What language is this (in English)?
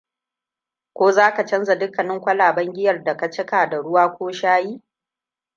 Hausa